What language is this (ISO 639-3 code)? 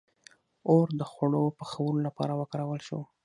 pus